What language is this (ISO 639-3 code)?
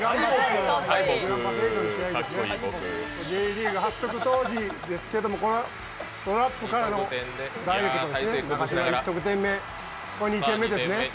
jpn